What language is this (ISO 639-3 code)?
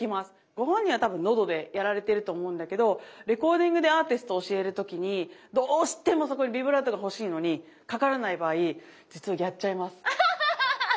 jpn